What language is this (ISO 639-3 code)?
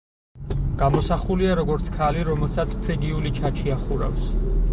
kat